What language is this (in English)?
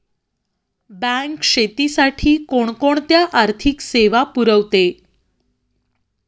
Marathi